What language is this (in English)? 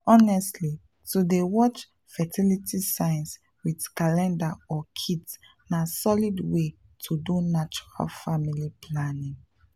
Nigerian Pidgin